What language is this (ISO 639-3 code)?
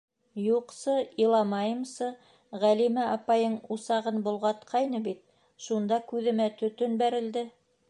bak